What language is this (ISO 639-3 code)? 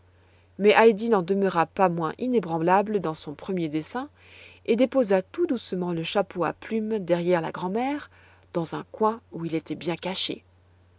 fra